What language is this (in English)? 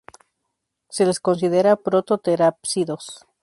Spanish